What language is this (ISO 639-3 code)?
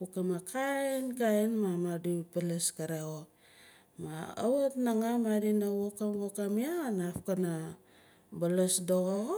nal